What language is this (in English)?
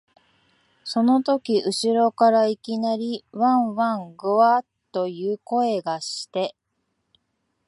Japanese